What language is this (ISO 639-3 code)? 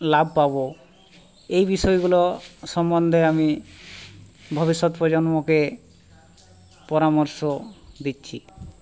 ben